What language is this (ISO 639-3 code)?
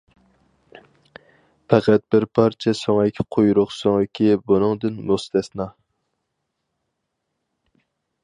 uig